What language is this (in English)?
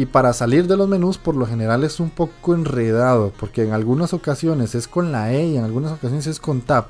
Spanish